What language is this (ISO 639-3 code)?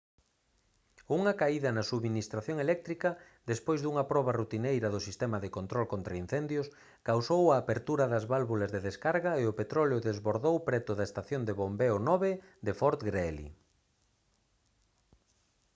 glg